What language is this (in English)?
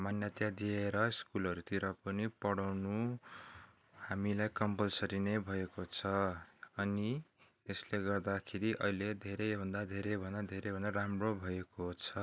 Nepali